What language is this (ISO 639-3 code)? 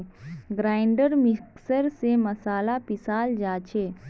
mag